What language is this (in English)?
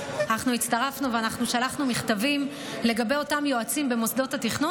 Hebrew